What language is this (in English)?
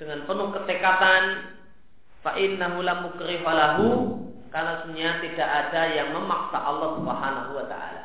Indonesian